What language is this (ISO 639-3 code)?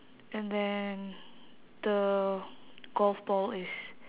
eng